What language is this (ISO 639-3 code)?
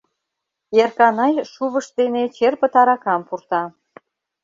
chm